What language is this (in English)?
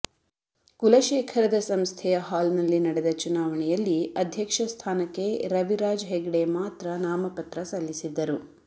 Kannada